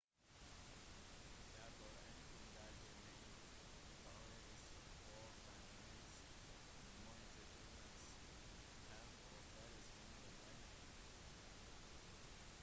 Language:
Norwegian Bokmål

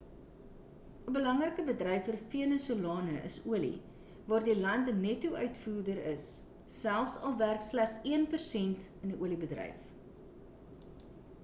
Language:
Afrikaans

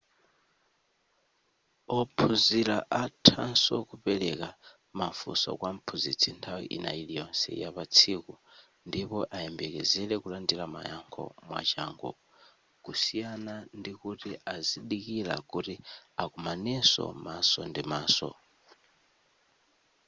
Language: Nyanja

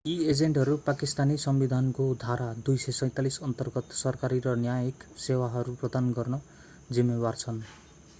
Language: Nepali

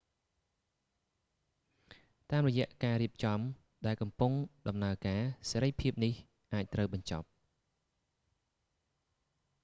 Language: Khmer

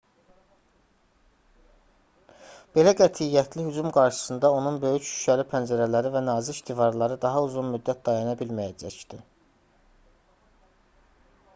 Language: Azerbaijani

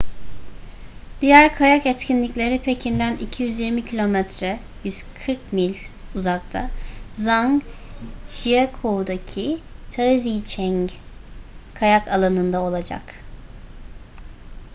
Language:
Turkish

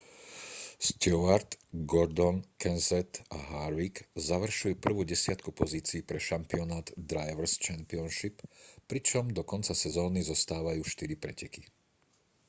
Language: Slovak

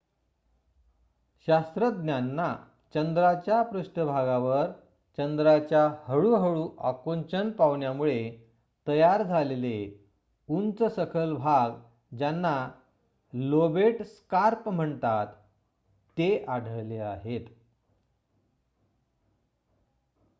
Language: Marathi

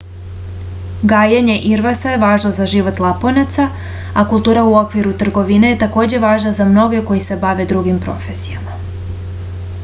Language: Serbian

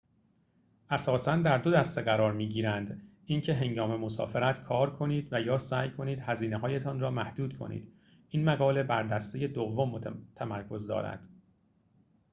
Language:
Persian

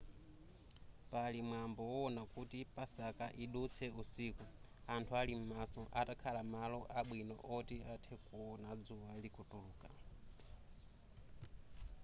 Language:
Nyanja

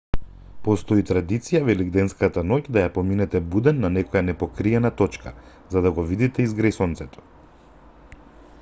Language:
Macedonian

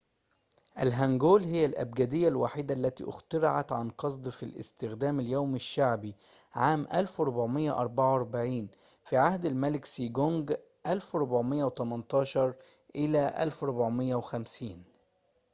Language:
Arabic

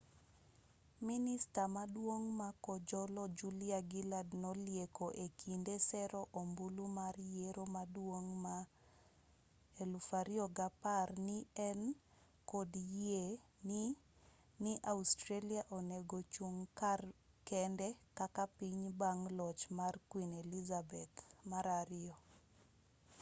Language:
Luo (Kenya and Tanzania)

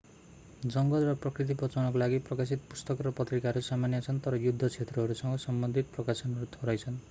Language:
Nepali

